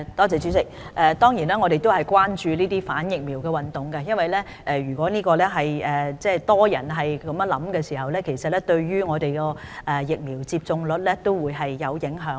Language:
Cantonese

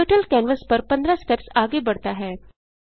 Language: Hindi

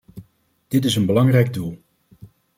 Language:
Dutch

